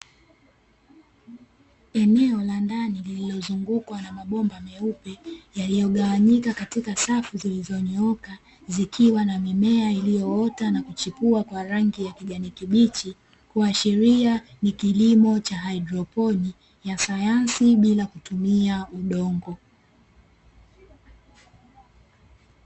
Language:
Swahili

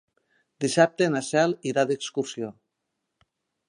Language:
Catalan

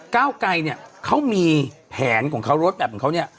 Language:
Thai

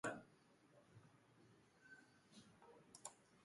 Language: Basque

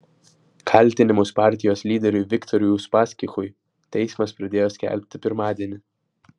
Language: Lithuanian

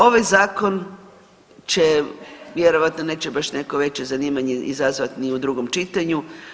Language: Croatian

